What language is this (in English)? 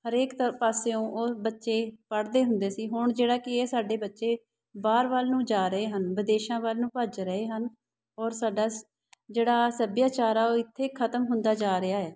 Punjabi